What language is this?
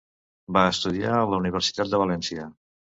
Catalan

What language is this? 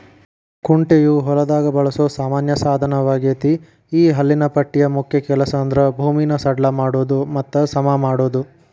Kannada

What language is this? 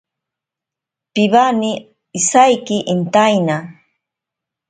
Ashéninka Perené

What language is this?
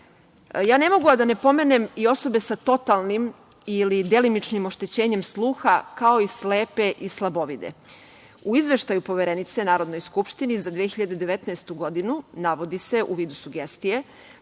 Serbian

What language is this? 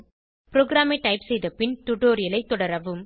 Tamil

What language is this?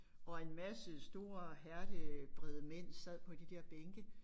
Danish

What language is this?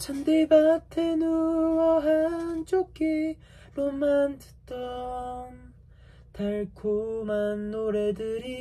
Korean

